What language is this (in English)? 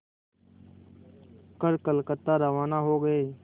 Hindi